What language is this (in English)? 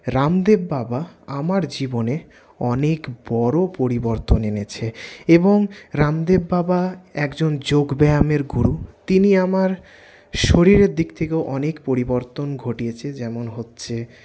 Bangla